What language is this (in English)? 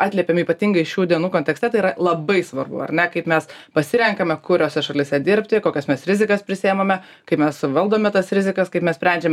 Lithuanian